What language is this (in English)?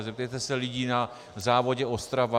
Czech